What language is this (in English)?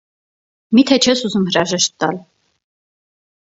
Armenian